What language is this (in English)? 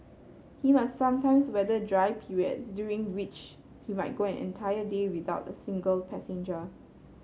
English